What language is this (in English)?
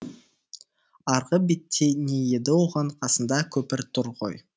Kazakh